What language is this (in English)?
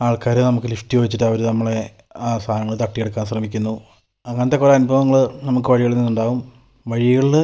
Malayalam